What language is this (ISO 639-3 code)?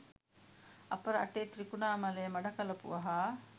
sin